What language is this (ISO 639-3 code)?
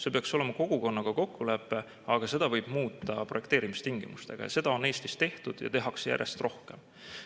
est